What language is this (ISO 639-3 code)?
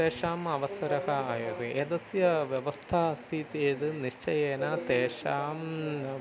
san